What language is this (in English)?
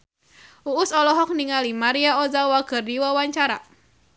Sundanese